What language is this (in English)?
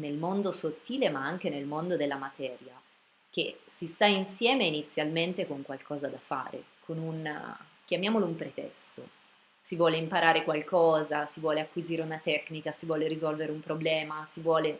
Italian